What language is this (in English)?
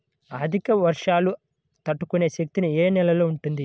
Telugu